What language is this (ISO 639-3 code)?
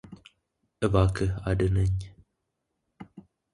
amh